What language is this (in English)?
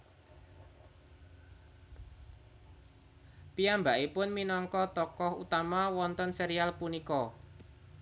Javanese